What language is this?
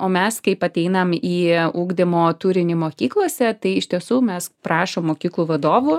Lithuanian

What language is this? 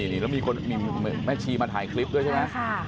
Thai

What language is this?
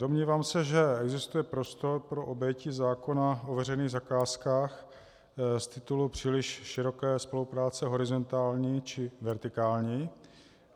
Czech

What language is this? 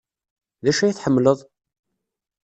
Kabyle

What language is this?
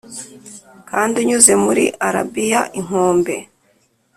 Kinyarwanda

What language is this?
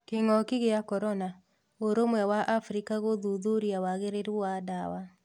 Kikuyu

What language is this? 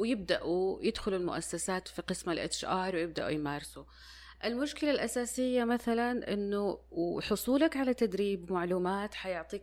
Arabic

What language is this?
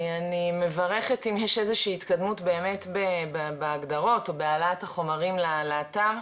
Hebrew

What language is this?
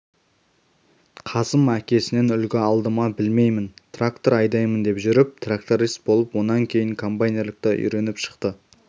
Kazakh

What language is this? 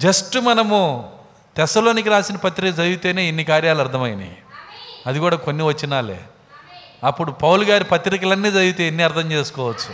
Telugu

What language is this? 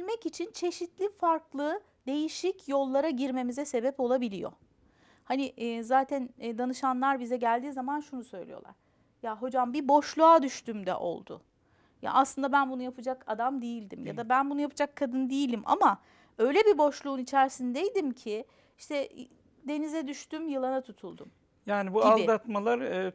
Turkish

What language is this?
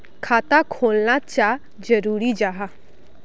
Magahi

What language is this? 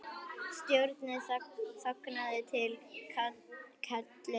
Icelandic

